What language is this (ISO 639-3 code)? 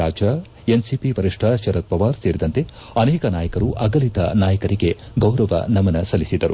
kan